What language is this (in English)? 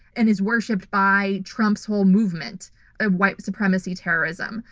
English